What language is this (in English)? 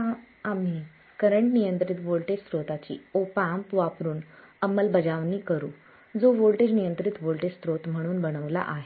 Marathi